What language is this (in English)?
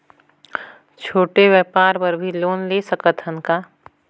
Chhattisgarhi